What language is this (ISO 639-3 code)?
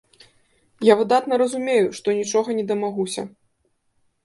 bel